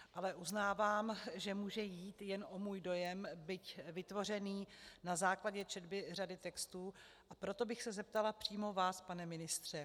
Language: Czech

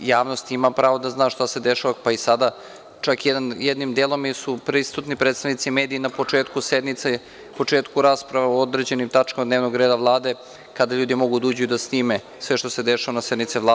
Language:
Serbian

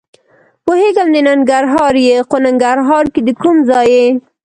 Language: Pashto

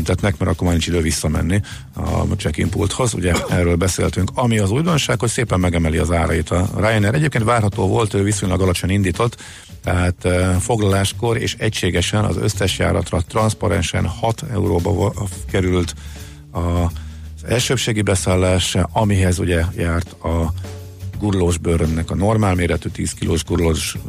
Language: Hungarian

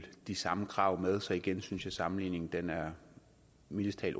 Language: Danish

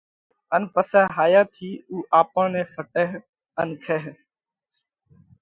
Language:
Parkari Koli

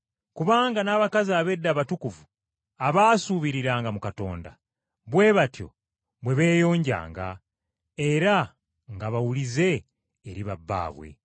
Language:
Ganda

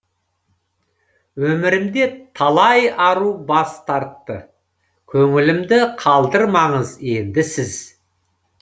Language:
Kazakh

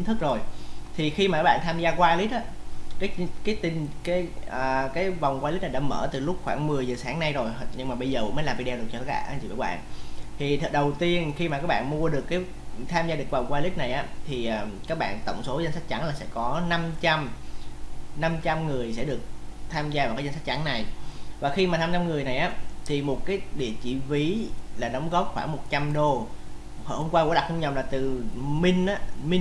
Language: Vietnamese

